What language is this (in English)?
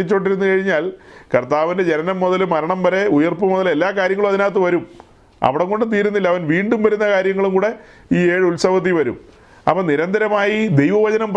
Malayalam